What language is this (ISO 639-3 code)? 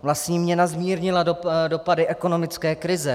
ces